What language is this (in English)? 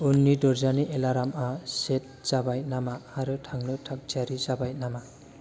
Bodo